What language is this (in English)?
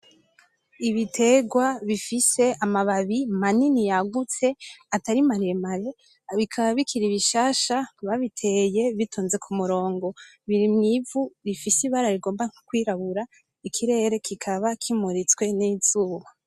Rundi